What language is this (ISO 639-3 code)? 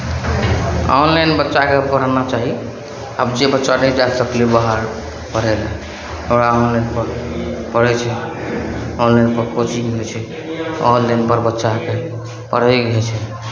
mai